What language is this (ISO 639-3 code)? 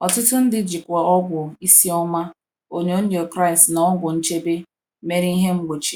ibo